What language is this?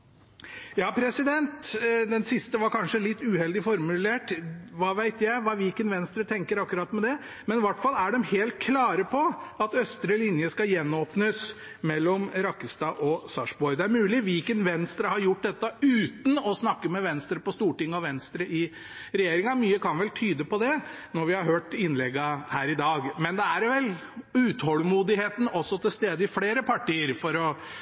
Norwegian Bokmål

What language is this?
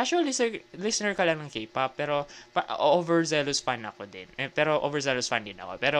Filipino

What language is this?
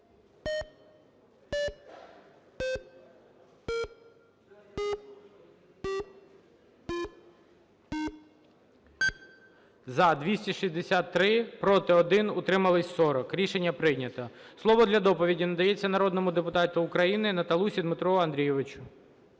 Ukrainian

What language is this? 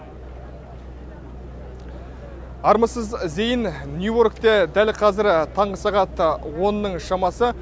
Kazakh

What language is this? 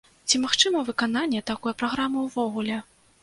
Belarusian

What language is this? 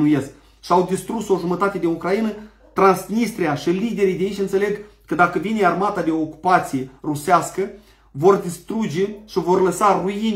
Romanian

